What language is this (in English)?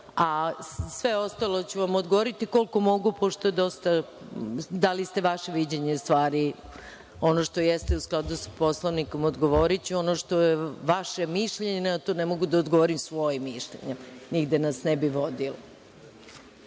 Serbian